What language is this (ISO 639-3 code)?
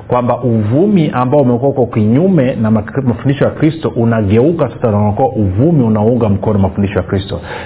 swa